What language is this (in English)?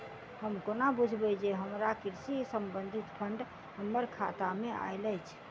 Maithili